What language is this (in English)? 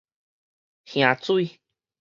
Min Nan Chinese